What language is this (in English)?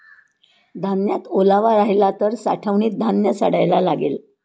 Marathi